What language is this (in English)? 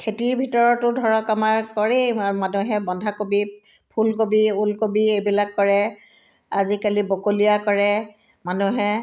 Assamese